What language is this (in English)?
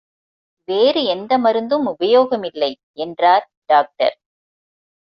Tamil